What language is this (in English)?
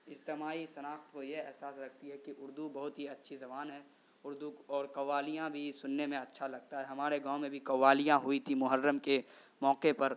Urdu